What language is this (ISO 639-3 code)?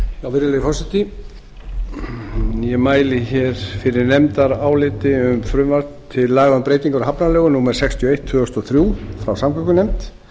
isl